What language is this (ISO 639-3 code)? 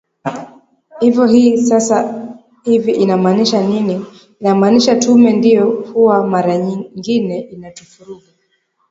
swa